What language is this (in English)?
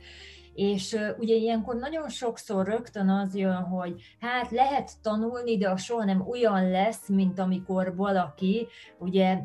Hungarian